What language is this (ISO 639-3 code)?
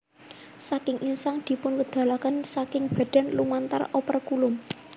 jav